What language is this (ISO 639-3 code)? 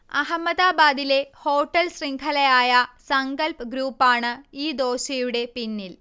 mal